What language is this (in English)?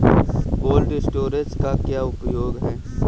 Hindi